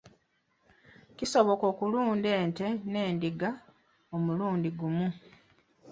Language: Ganda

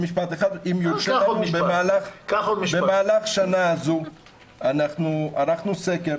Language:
Hebrew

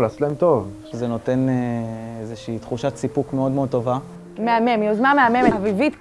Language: Hebrew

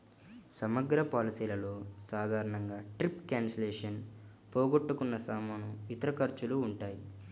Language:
Telugu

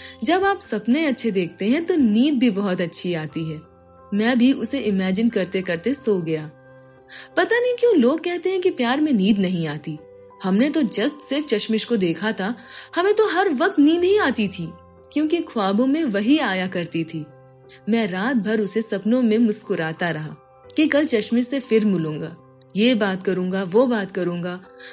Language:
Hindi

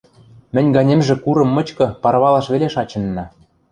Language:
Western Mari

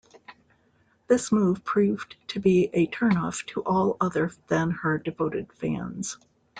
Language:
English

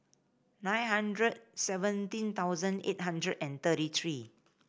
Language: English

